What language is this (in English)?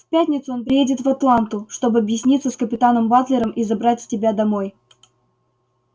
Russian